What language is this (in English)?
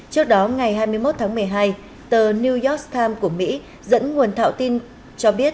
Vietnamese